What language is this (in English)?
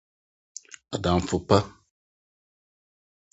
Akan